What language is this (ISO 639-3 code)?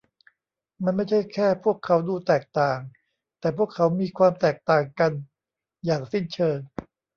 tha